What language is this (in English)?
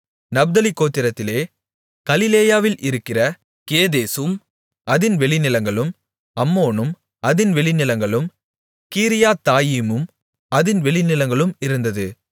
Tamil